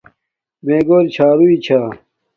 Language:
Domaaki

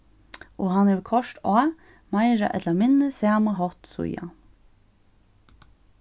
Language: Faroese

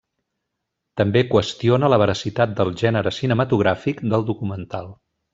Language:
Catalan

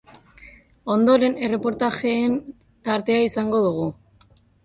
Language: Basque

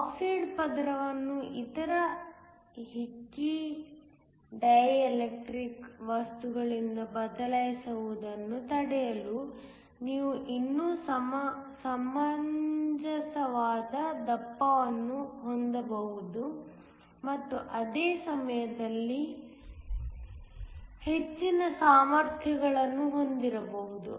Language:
Kannada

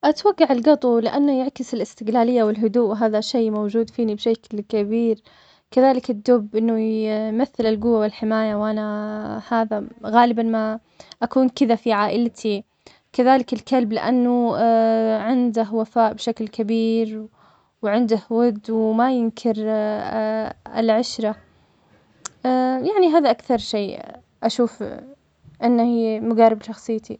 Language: Omani Arabic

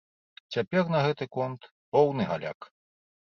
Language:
Belarusian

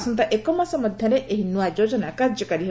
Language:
Odia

